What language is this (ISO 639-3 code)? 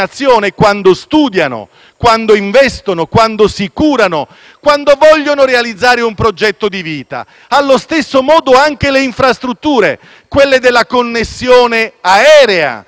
ita